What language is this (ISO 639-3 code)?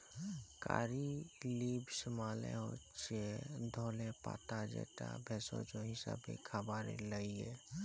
ben